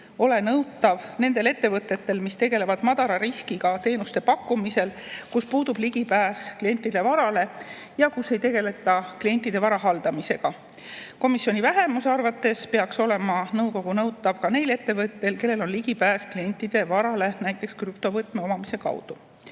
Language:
Estonian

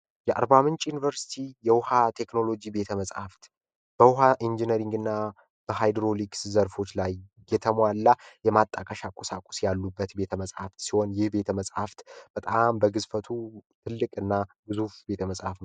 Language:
Amharic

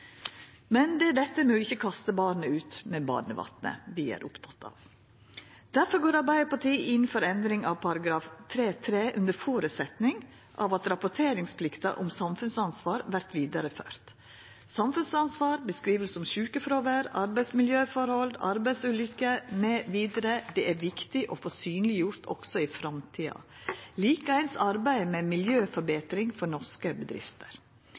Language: Norwegian Nynorsk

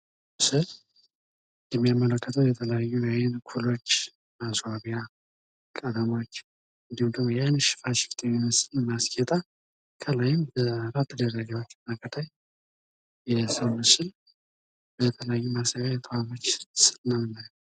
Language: Amharic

